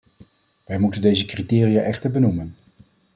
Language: Dutch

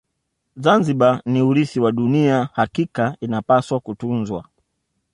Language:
Swahili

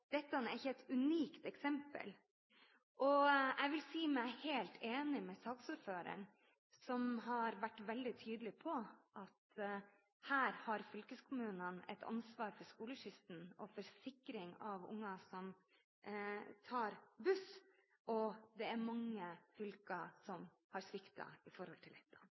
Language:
Norwegian Bokmål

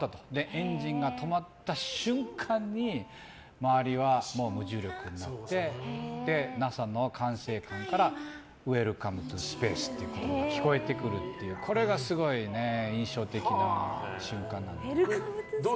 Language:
Japanese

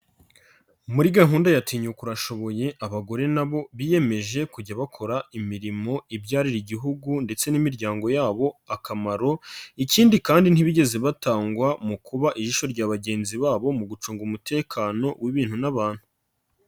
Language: Kinyarwanda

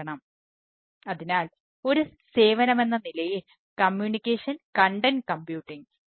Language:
Malayalam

